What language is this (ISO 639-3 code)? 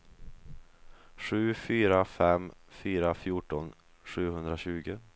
swe